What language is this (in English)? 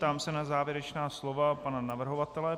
Czech